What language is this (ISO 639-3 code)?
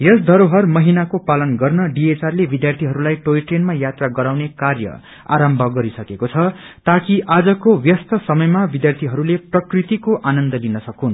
nep